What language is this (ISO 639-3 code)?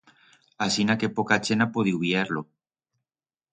arg